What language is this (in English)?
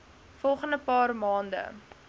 Afrikaans